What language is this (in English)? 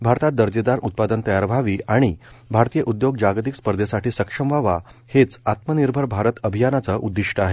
Marathi